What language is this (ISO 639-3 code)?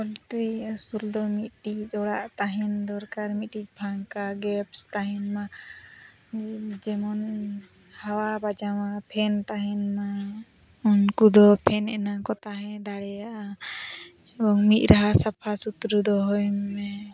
sat